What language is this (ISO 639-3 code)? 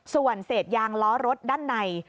tha